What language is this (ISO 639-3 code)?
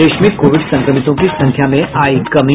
hin